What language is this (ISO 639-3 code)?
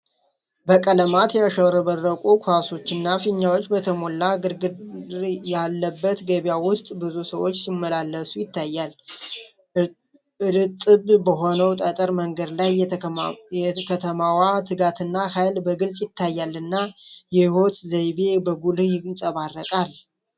amh